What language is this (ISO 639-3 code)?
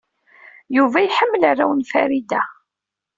kab